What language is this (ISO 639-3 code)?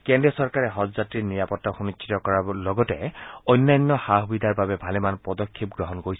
asm